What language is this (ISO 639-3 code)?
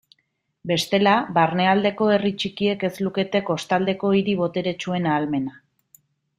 eus